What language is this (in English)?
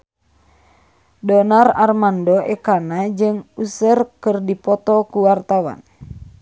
Sundanese